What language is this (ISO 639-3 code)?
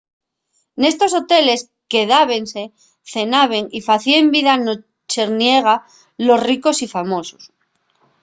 ast